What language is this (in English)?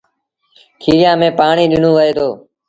Sindhi Bhil